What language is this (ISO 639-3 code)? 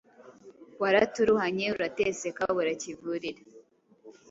kin